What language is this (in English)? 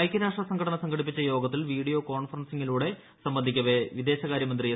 Malayalam